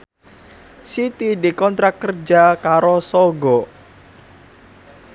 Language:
Javanese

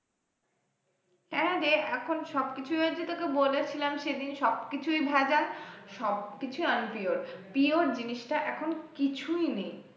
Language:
Bangla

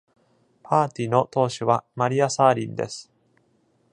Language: Japanese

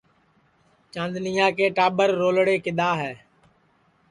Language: Sansi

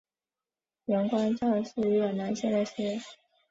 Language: Chinese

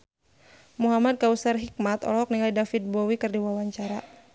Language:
Sundanese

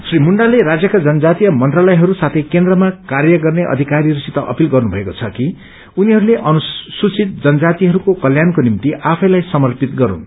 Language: Nepali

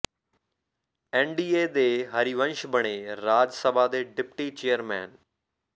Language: Punjabi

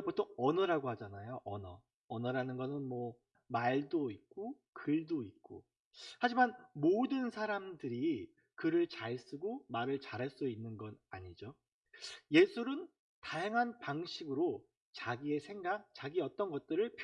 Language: Korean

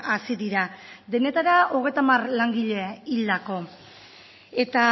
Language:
Basque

